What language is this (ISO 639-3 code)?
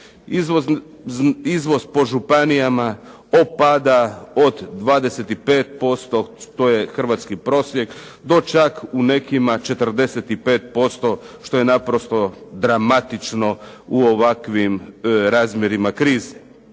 hrv